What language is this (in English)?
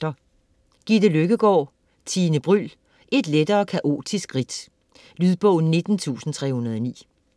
Danish